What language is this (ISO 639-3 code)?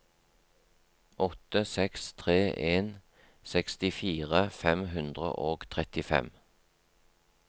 nor